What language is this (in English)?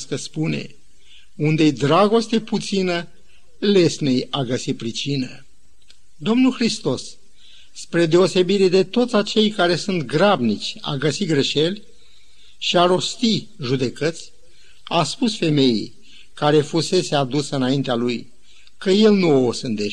Romanian